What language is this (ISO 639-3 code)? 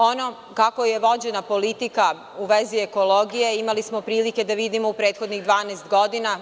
srp